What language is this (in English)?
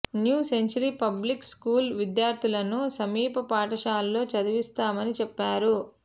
Telugu